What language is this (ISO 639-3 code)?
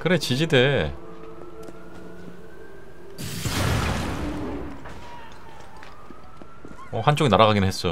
kor